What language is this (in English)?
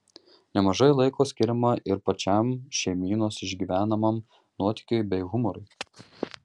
Lithuanian